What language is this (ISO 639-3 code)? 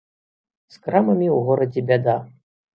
bel